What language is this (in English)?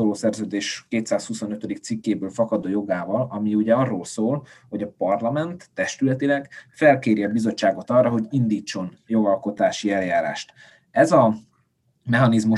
Hungarian